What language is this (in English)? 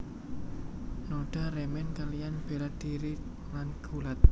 Javanese